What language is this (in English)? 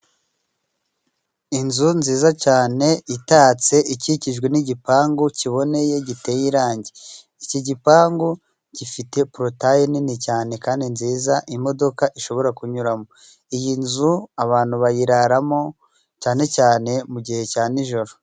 Kinyarwanda